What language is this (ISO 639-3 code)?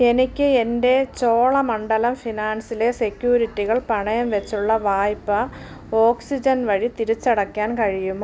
mal